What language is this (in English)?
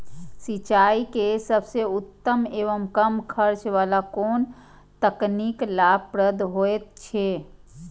Maithili